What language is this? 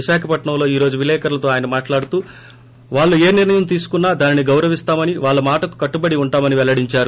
Telugu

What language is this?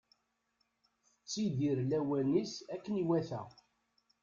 Kabyle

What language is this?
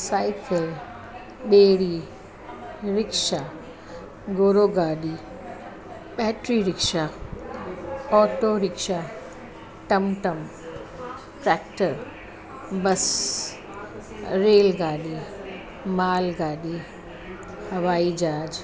Sindhi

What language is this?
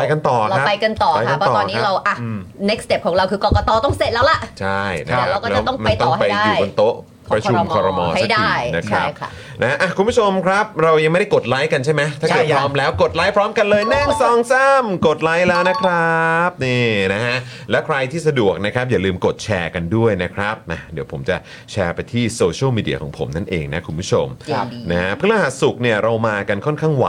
Thai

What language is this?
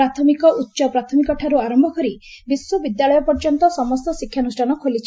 Odia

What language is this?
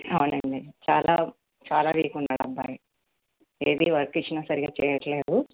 Telugu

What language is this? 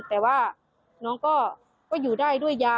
Thai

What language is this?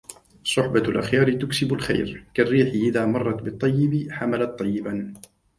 Arabic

